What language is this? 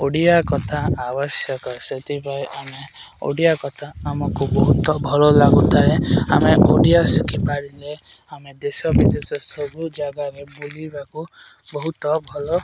Odia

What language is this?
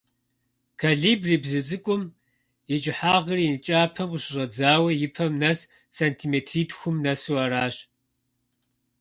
Kabardian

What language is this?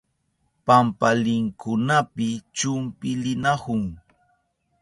Southern Pastaza Quechua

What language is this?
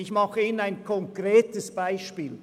Swiss German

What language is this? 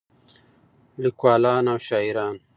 Pashto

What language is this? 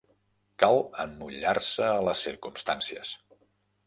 Catalan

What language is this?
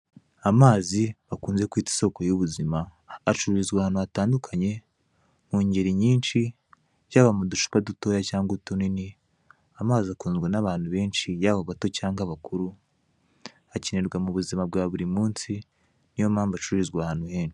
Kinyarwanda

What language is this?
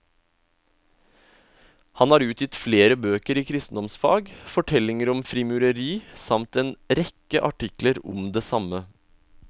Norwegian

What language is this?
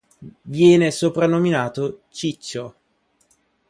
Italian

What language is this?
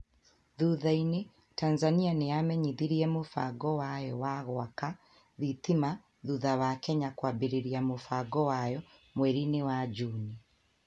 Kikuyu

